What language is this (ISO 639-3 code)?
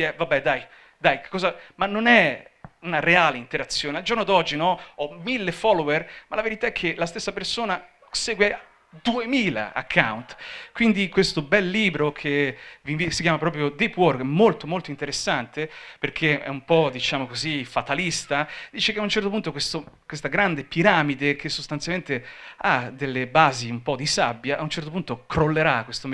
ita